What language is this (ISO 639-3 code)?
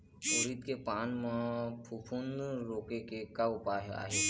hne